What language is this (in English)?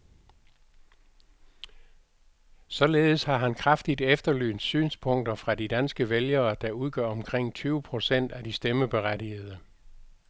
Danish